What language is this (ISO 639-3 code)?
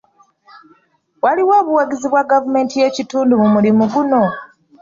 lug